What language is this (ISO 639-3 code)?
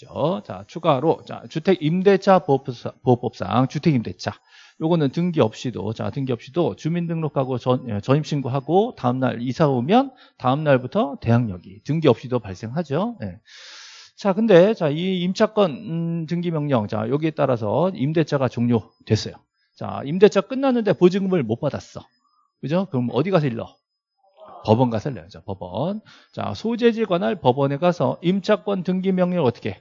kor